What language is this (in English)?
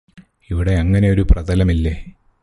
Malayalam